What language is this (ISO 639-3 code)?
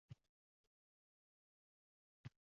uzb